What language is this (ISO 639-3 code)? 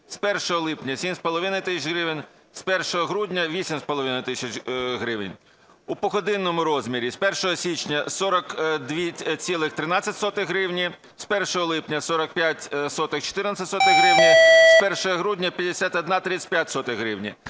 ukr